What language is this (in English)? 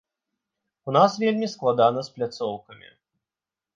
Belarusian